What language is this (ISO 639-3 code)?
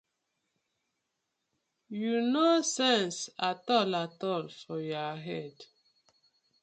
pcm